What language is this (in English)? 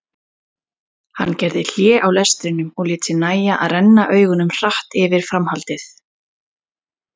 Icelandic